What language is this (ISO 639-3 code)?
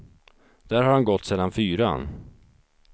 swe